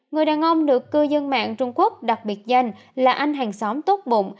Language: Vietnamese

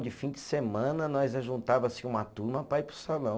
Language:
Portuguese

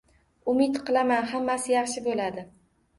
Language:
Uzbek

